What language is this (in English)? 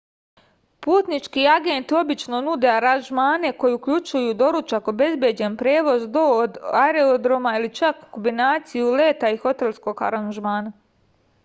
Serbian